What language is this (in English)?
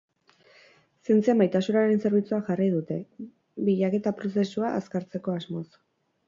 Basque